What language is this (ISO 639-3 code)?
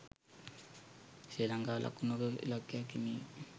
sin